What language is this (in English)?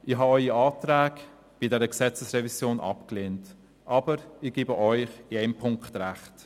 Swiss German